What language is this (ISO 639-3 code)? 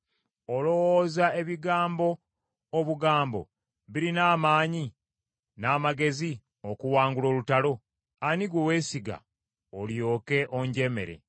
lug